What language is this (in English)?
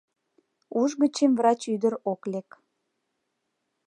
Mari